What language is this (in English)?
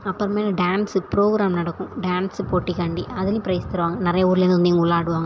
Tamil